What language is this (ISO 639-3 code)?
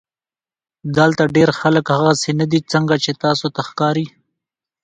pus